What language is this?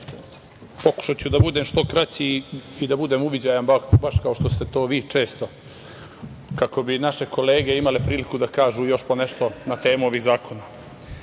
Serbian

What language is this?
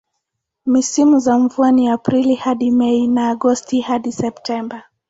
Swahili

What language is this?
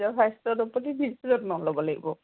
Assamese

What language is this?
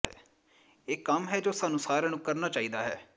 Punjabi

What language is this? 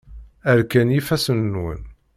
Kabyle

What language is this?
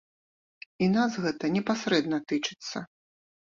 Belarusian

